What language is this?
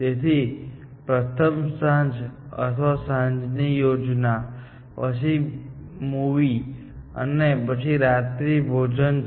Gujarati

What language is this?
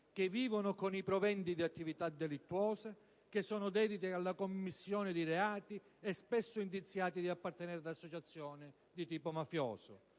Italian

